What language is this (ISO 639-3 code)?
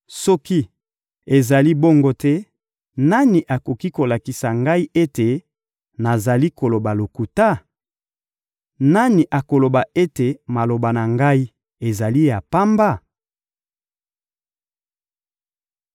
lin